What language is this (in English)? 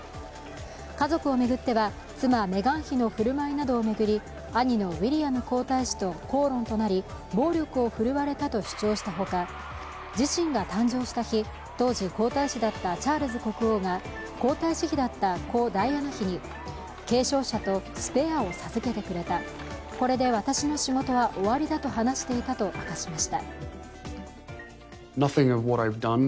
Japanese